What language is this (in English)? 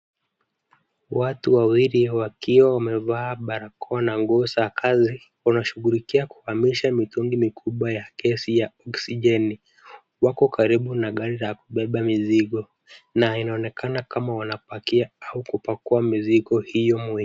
Swahili